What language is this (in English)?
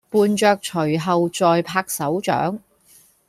Cantonese